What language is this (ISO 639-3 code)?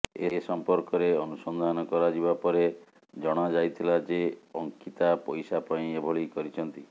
ori